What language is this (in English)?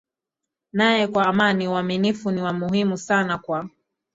Swahili